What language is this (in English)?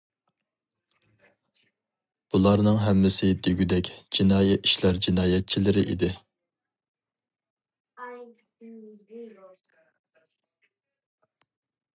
Uyghur